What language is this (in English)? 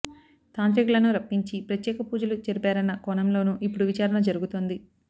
Telugu